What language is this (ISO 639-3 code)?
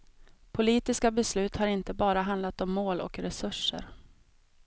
swe